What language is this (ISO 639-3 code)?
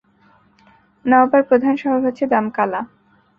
ben